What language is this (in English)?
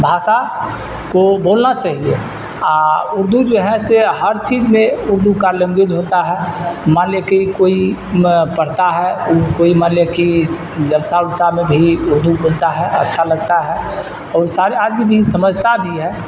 Urdu